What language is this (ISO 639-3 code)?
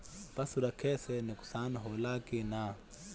bho